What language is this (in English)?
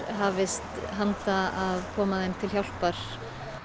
Icelandic